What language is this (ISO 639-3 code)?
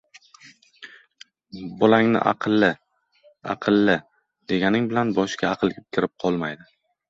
uzb